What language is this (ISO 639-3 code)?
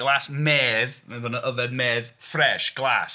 cym